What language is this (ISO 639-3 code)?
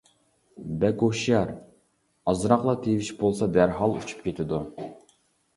uig